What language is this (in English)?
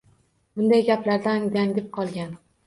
Uzbek